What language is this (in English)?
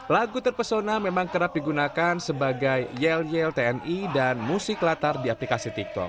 Indonesian